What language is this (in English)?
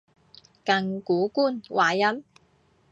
Cantonese